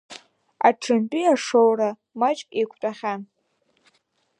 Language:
Abkhazian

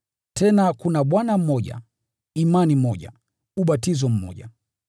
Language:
Swahili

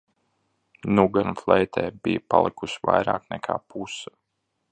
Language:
Latvian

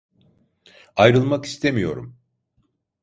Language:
Turkish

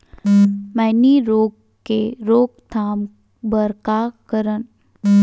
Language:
Chhattisgarhi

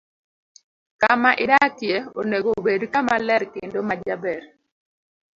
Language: Luo (Kenya and Tanzania)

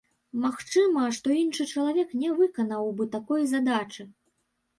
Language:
Belarusian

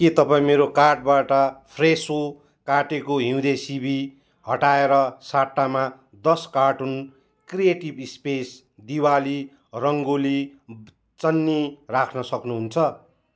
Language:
Nepali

